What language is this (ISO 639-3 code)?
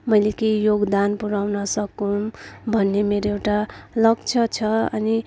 nep